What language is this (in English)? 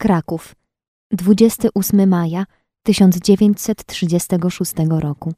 Polish